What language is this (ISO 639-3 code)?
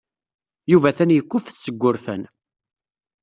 kab